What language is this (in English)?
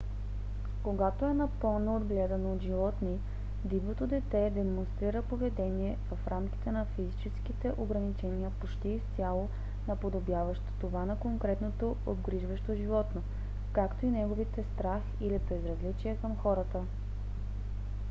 Bulgarian